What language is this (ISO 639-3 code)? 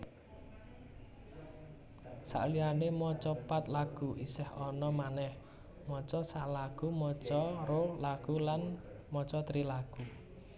jav